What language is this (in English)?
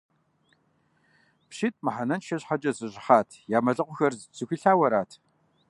Kabardian